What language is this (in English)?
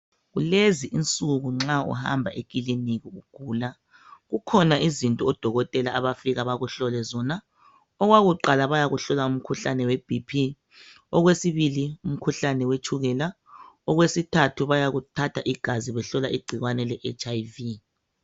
North Ndebele